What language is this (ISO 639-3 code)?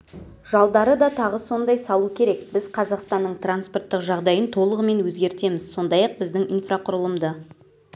kaz